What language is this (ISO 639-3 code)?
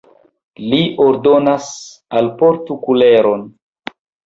epo